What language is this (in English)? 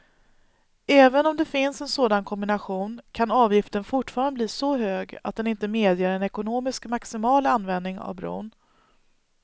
Swedish